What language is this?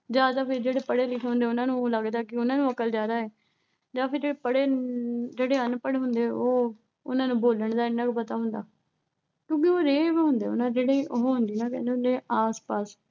Punjabi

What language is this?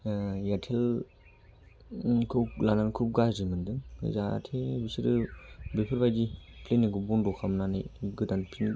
Bodo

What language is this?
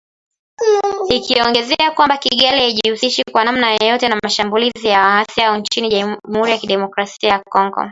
Swahili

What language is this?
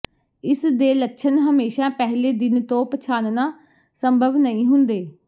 Punjabi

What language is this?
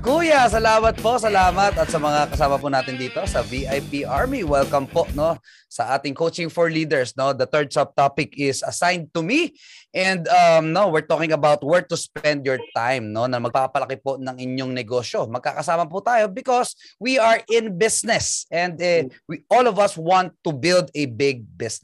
Filipino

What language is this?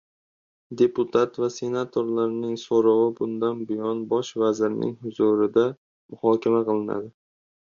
Uzbek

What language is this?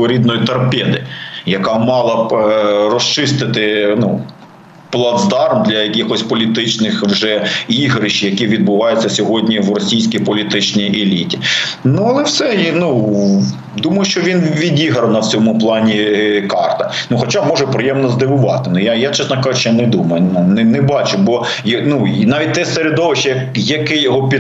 Ukrainian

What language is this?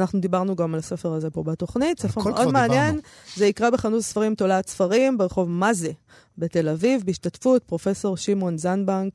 Hebrew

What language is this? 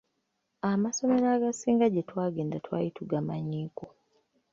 Ganda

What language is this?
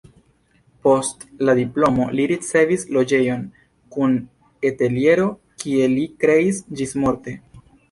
Esperanto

